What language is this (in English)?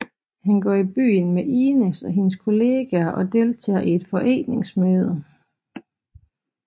Danish